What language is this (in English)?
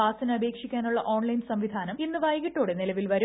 Malayalam